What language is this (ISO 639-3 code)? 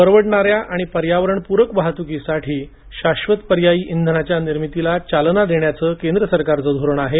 mar